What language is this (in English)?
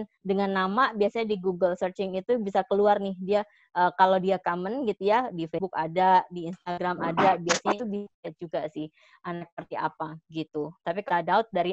Indonesian